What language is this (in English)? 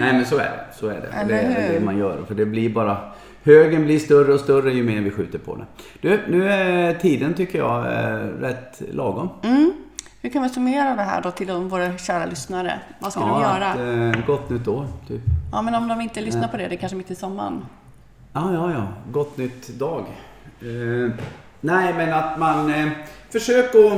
Swedish